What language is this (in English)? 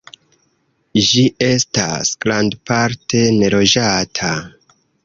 Esperanto